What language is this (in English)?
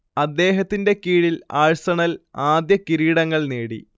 Malayalam